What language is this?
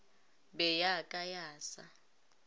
Northern Sotho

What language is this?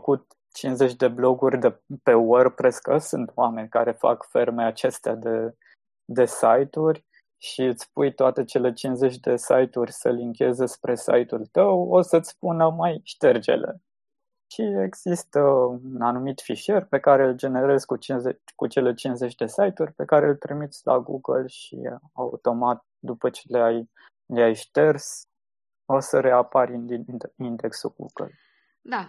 Romanian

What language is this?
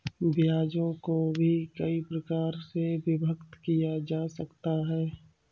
Hindi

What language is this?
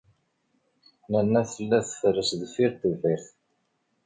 Kabyle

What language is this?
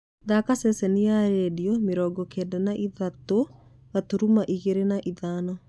Kikuyu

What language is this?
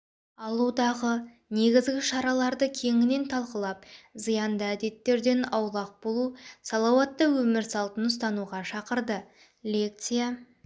Kazakh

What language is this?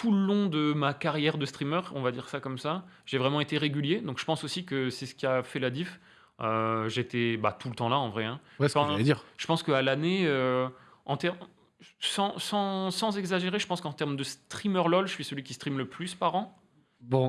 French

